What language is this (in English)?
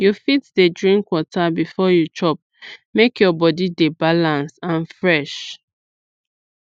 Nigerian Pidgin